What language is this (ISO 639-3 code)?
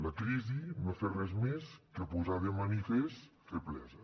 cat